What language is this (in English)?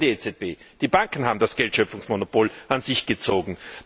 German